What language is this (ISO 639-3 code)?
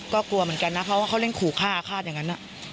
tha